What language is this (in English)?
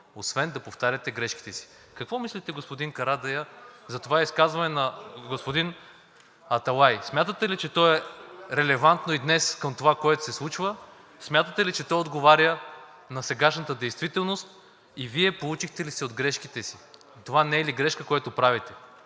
Bulgarian